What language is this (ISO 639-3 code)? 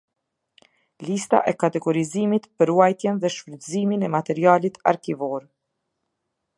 sqi